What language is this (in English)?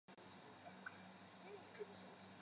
Chinese